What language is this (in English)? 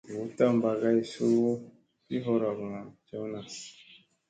Musey